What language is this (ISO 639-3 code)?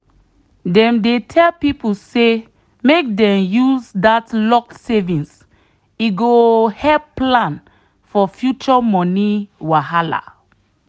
pcm